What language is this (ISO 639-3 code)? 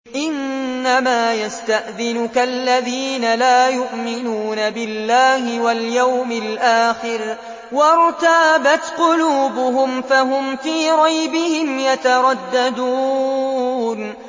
ara